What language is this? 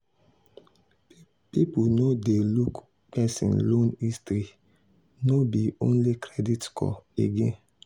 Nigerian Pidgin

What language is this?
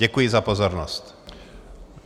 Czech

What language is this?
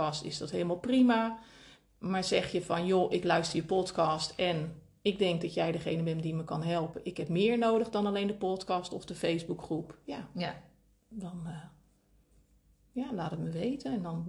Dutch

